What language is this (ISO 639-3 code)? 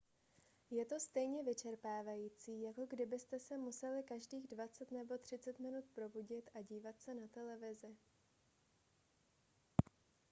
ces